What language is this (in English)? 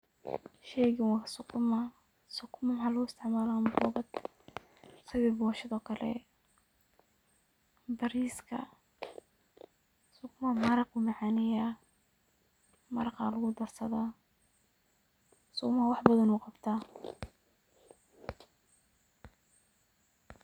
Somali